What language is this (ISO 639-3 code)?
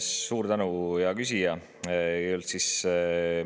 est